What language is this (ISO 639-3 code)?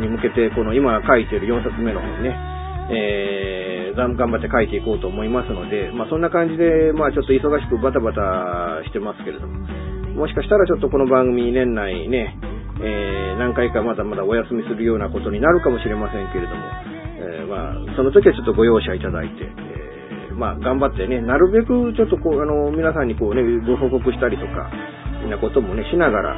jpn